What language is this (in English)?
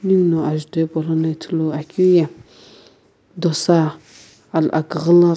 Sumi Naga